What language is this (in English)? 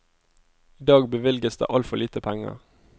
Norwegian